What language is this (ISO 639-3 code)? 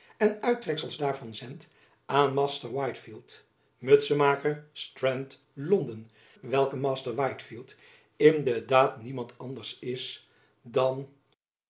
nld